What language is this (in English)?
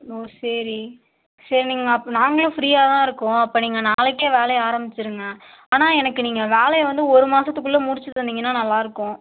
Tamil